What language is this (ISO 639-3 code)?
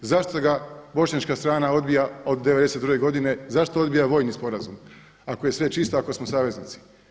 hrv